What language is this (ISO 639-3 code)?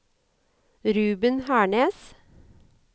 nor